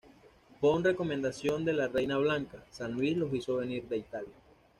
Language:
Spanish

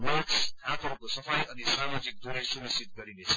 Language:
Nepali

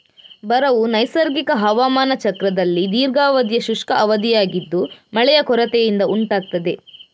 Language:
Kannada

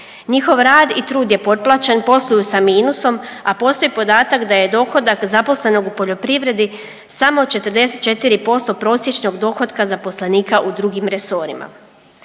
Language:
Croatian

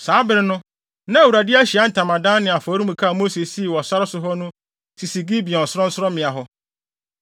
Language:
Akan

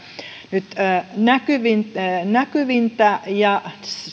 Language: Finnish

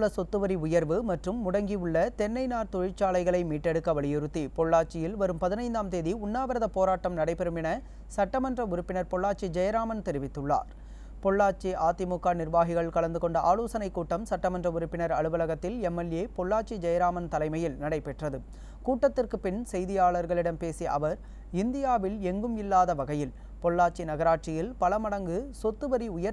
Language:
Romanian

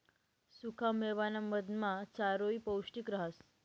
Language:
Marathi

